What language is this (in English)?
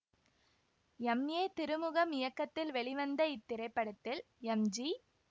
Tamil